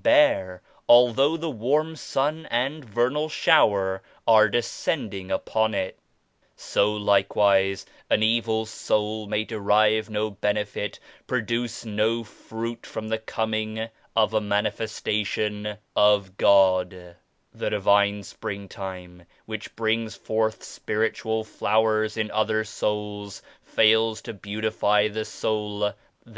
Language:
English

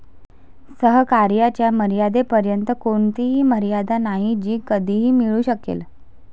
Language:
Marathi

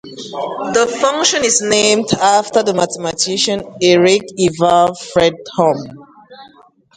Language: English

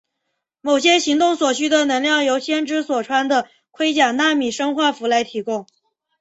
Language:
Chinese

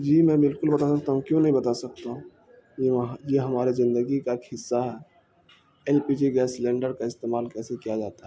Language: Urdu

